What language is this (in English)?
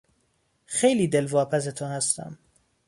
Persian